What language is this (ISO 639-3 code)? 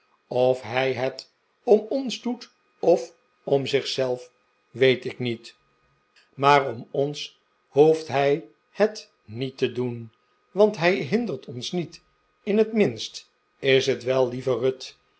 nld